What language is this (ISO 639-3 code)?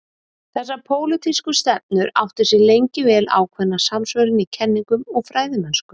isl